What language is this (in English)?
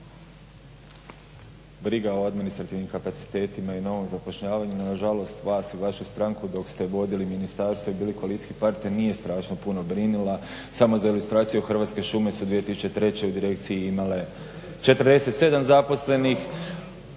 Croatian